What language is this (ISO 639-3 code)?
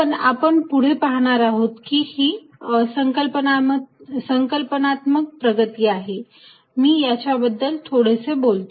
mar